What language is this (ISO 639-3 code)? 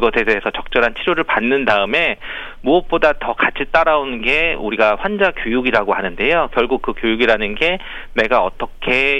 kor